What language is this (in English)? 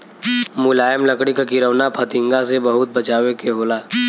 Bhojpuri